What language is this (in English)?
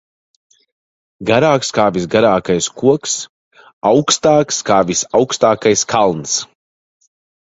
Latvian